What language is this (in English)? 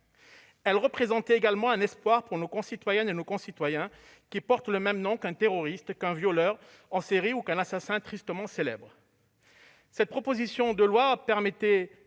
French